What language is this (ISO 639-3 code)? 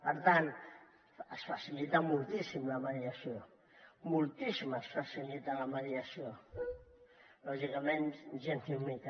cat